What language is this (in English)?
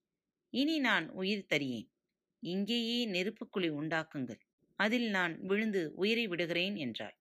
Tamil